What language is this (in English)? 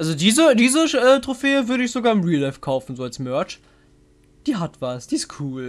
German